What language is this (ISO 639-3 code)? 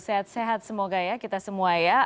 ind